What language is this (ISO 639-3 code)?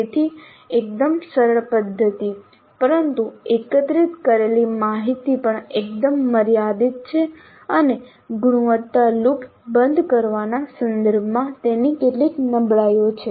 guj